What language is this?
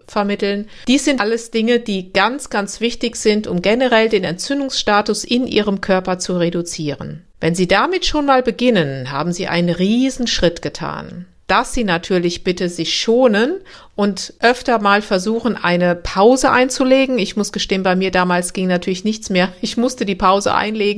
German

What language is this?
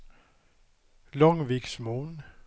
Swedish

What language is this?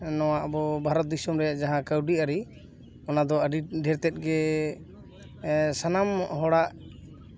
Santali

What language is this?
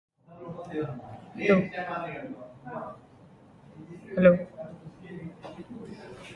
English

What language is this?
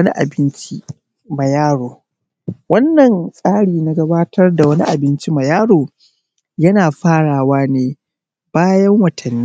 Hausa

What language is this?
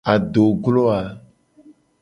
Gen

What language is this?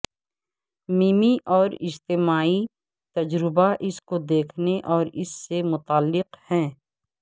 Urdu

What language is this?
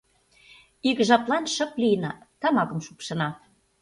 Mari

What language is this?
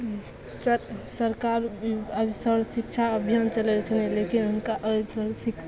Maithili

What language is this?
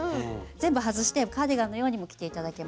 Japanese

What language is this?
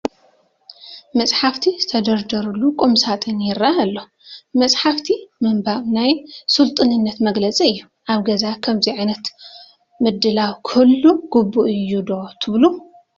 Tigrinya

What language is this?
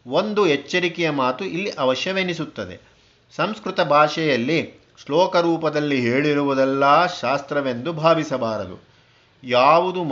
Kannada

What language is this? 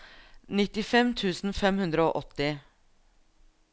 Norwegian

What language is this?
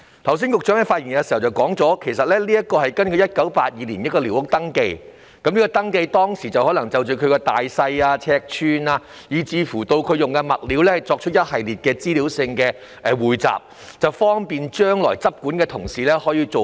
Cantonese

